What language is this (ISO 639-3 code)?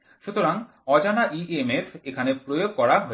ben